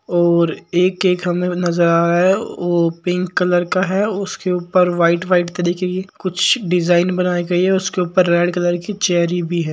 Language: Marwari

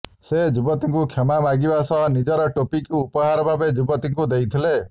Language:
Odia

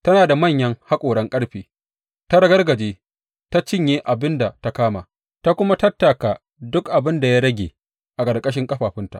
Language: Hausa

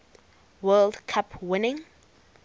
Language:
English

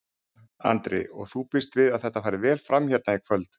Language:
Icelandic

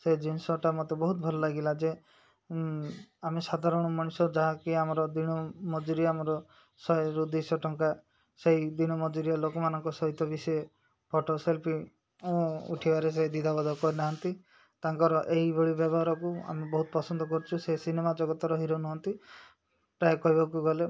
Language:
Odia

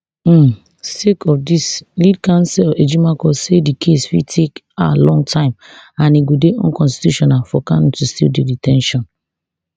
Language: Nigerian Pidgin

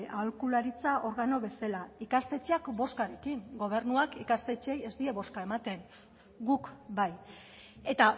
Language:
Basque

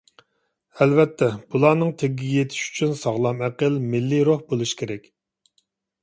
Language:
Uyghur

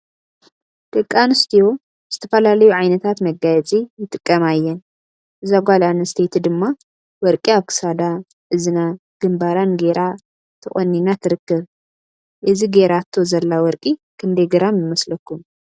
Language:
Tigrinya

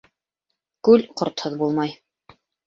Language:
Bashkir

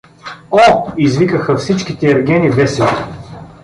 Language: Bulgarian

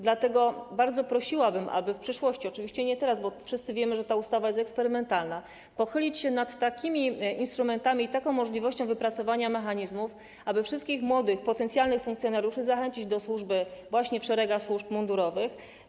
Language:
Polish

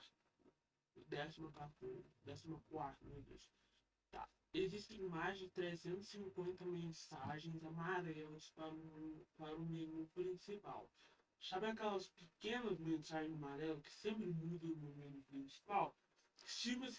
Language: Portuguese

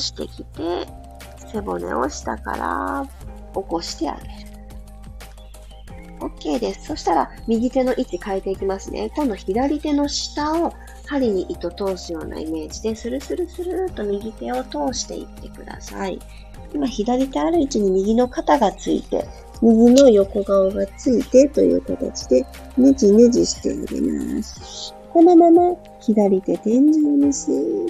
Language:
Japanese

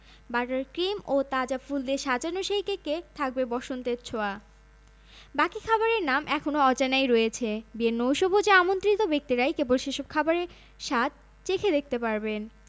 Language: Bangla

